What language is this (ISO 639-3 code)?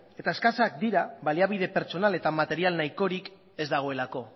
eus